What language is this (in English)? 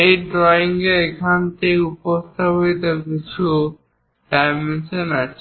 Bangla